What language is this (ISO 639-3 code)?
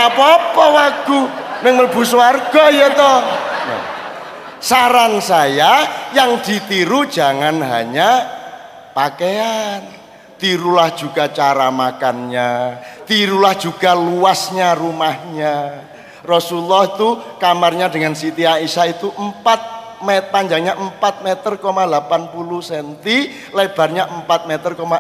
ind